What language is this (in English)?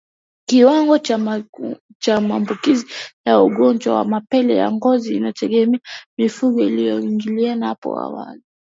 Swahili